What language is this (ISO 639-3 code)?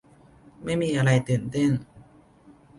tha